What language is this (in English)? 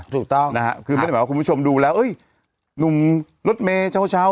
Thai